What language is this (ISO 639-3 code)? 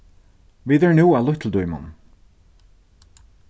fao